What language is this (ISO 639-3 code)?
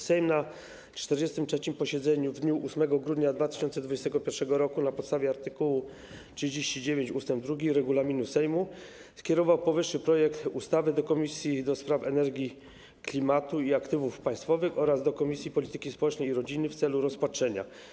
pol